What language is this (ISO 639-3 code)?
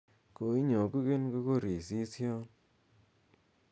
kln